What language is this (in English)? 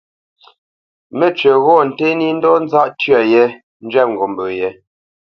Bamenyam